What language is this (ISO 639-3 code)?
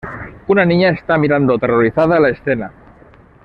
spa